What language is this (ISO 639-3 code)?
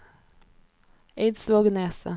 nor